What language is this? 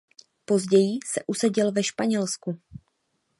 Czech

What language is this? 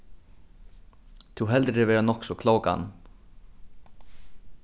Faroese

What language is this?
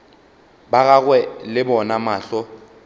Northern Sotho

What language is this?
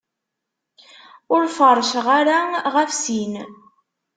Kabyle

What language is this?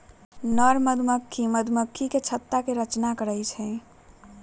Magahi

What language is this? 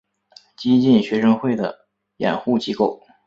Chinese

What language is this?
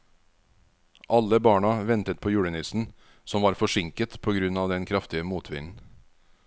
Norwegian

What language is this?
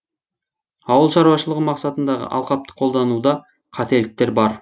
Kazakh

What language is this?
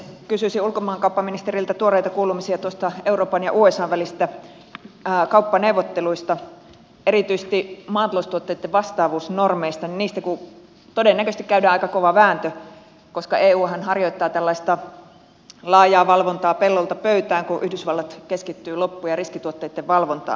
Finnish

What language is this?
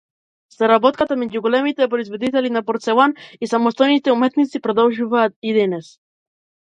Macedonian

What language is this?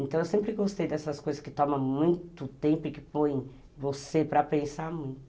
Portuguese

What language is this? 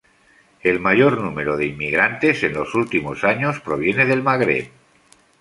Spanish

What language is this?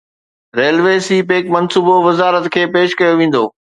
Sindhi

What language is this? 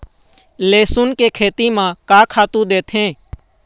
Chhattisgarhi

